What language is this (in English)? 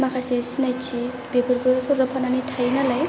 Bodo